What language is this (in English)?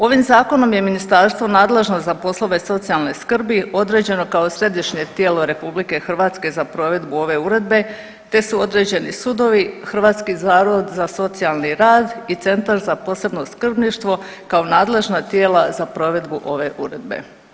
Croatian